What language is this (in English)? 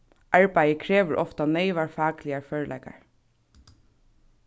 Faroese